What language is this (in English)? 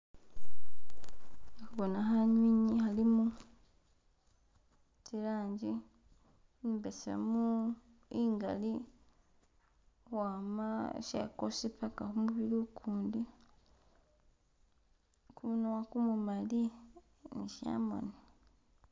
Masaaba